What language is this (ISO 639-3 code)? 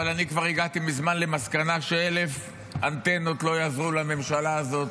heb